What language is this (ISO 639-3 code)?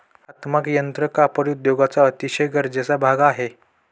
mar